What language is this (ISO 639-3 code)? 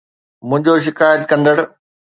snd